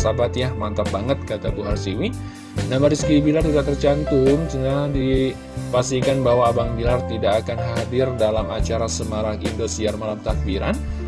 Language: Indonesian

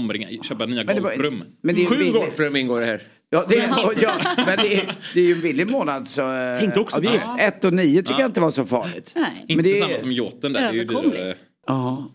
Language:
Swedish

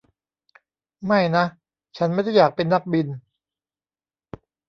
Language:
Thai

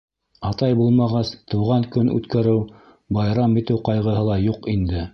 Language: Bashkir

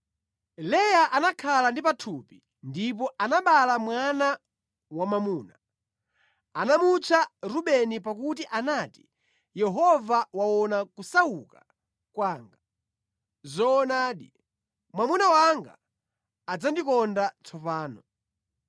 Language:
Nyanja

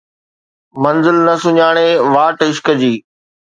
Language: Sindhi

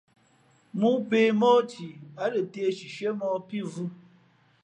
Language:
Fe'fe'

